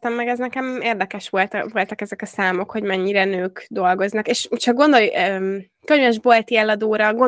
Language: Hungarian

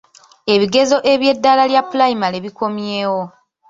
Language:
Ganda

